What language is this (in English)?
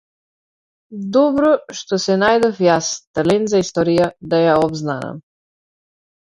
Macedonian